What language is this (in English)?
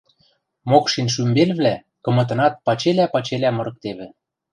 Western Mari